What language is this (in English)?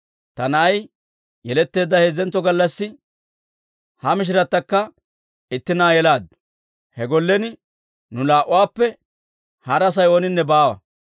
Dawro